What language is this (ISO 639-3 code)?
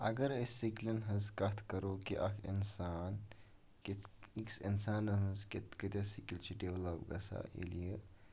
kas